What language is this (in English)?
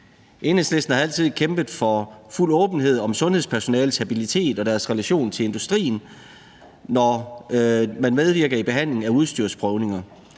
Danish